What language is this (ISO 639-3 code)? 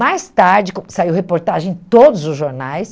por